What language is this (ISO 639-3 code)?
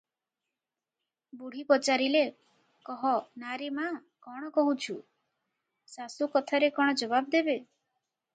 ori